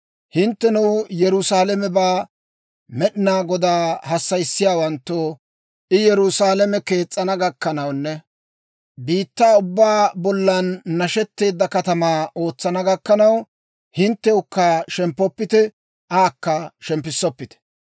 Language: Dawro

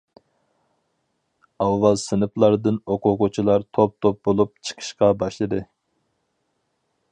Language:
Uyghur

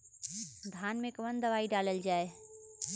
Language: Bhojpuri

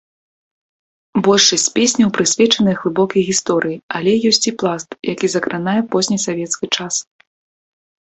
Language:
Belarusian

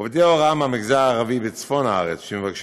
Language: Hebrew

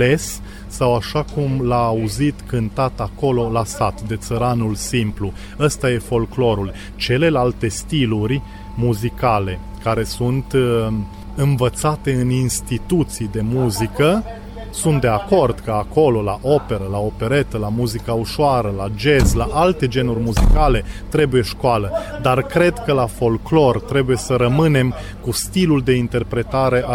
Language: Romanian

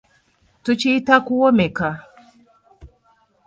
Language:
Ganda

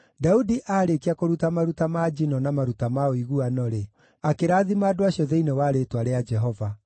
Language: Kikuyu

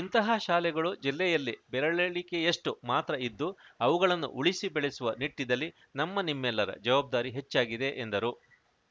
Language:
Kannada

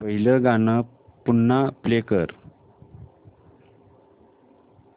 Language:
Marathi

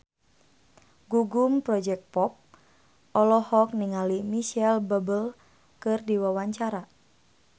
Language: Sundanese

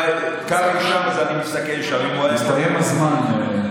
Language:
Hebrew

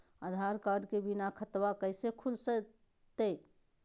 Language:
Magahi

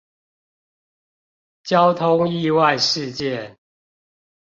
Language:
Chinese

